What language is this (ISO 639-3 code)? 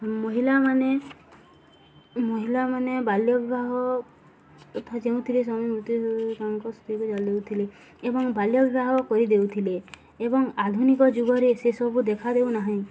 ori